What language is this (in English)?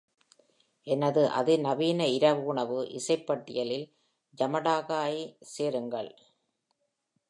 Tamil